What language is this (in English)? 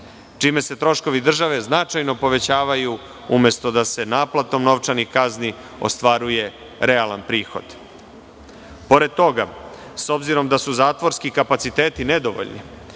Serbian